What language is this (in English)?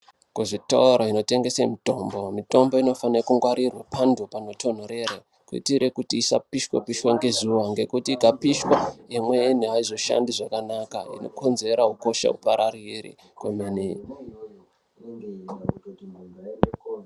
Ndau